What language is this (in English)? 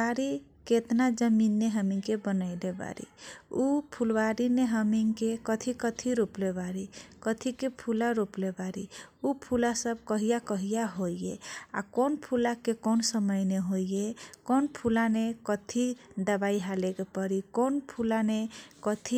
Kochila Tharu